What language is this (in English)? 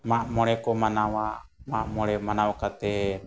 Santali